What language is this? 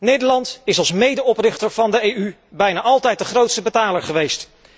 Dutch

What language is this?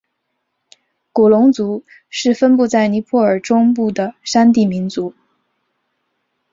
Chinese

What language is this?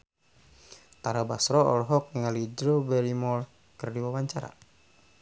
Sundanese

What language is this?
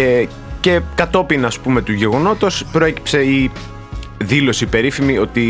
Greek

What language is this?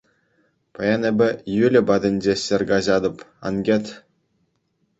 Chuvash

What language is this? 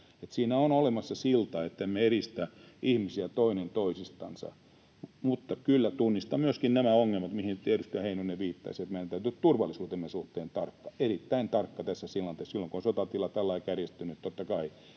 Finnish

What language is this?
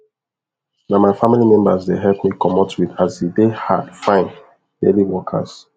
Nigerian Pidgin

